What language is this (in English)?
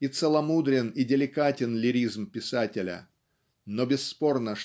Russian